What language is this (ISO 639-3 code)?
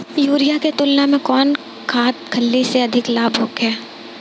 bho